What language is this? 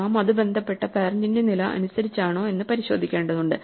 Malayalam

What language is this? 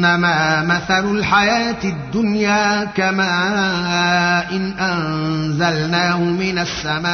Arabic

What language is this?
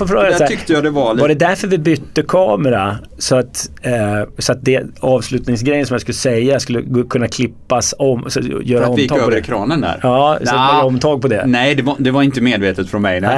Swedish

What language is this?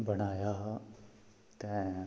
Dogri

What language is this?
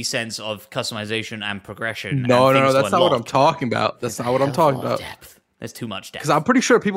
English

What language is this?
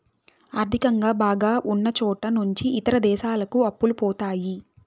Telugu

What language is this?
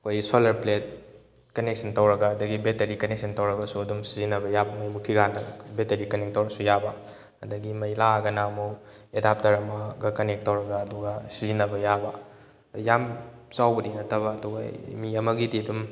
Manipuri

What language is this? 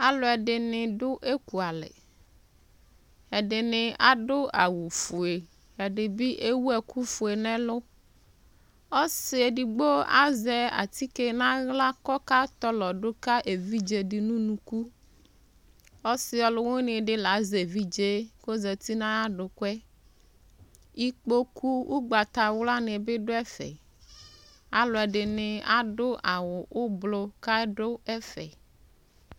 Ikposo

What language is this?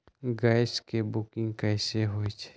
Magahi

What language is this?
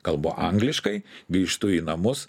Lithuanian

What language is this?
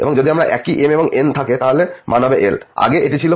Bangla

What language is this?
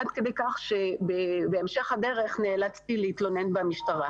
Hebrew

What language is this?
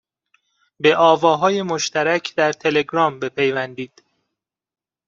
Persian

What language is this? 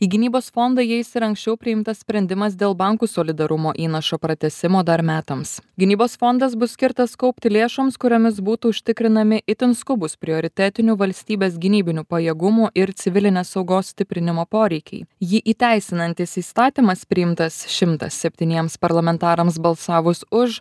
Lithuanian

